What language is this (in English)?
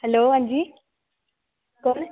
Dogri